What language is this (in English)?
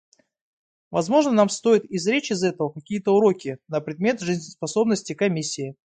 Russian